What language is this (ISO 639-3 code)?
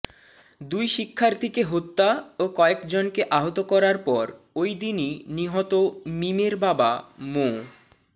ben